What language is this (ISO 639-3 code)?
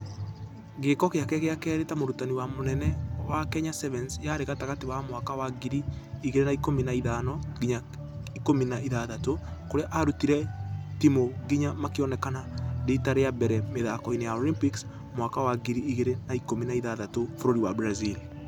kik